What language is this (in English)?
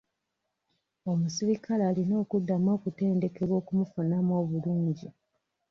Ganda